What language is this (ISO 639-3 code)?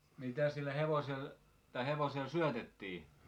fin